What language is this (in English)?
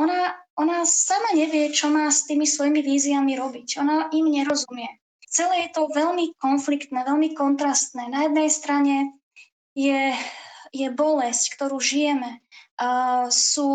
Slovak